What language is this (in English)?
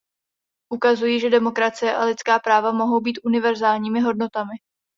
Czech